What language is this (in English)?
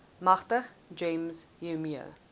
Afrikaans